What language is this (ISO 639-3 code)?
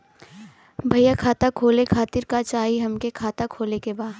bho